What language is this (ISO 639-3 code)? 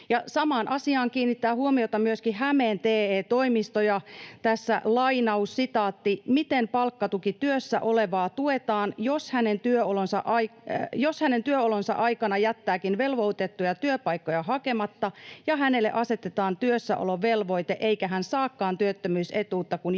fin